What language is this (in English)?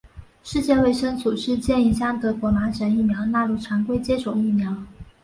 Chinese